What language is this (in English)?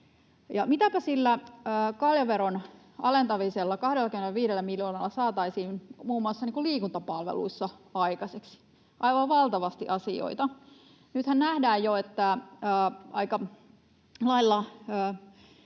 Finnish